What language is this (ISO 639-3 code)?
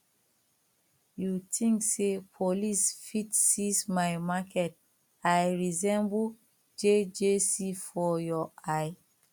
pcm